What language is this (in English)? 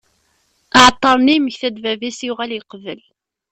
Kabyle